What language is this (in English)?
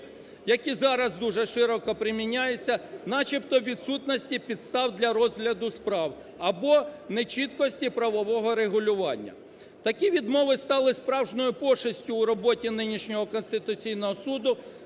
Ukrainian